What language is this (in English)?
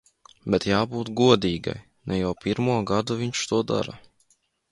Latvian